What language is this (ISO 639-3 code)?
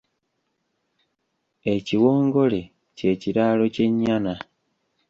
lug